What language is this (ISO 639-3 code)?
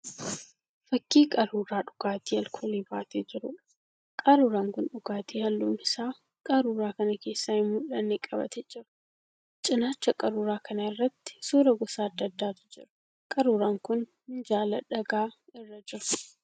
orm